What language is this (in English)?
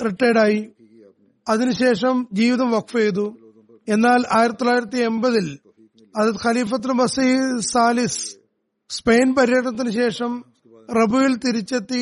Malayalam